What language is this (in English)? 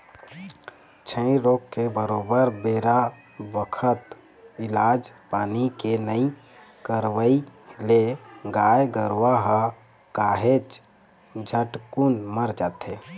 Chhattisgarhi